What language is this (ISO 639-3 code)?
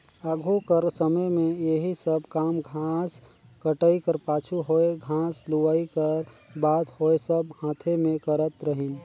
hne